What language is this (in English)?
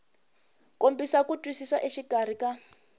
Tsonga